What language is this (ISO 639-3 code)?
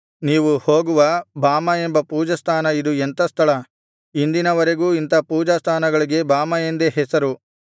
kan